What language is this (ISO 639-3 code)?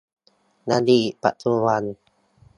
tha